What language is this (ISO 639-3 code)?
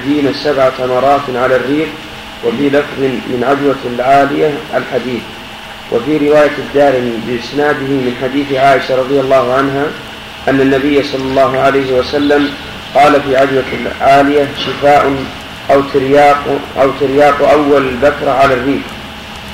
ara